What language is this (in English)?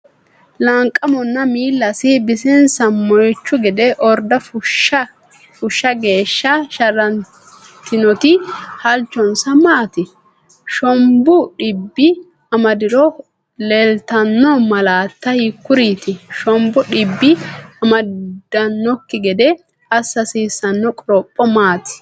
Sidamo